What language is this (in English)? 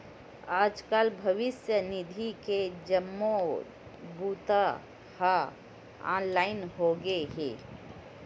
Chhattisgarhi